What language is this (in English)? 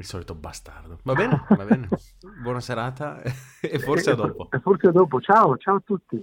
Italian